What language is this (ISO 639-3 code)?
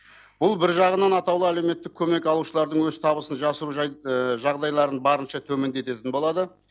kaz